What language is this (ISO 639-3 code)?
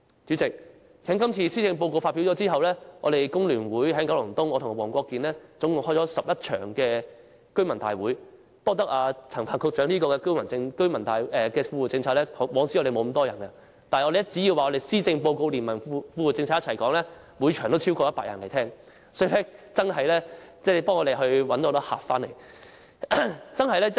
yue